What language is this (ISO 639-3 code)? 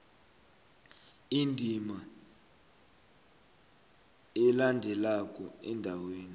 nbl